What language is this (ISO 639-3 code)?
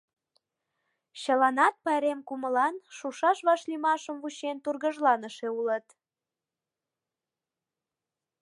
chm